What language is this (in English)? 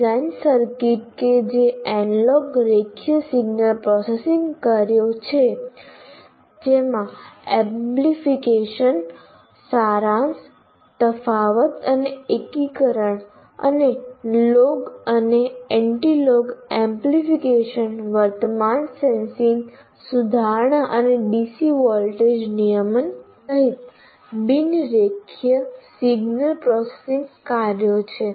Gujarati